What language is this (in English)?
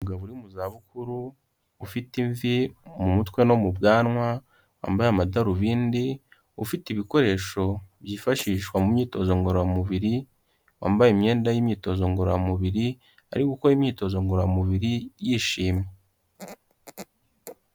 Kinyarwanda